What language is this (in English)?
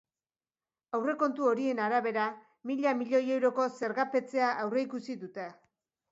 Basque